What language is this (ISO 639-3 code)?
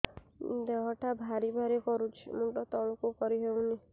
ori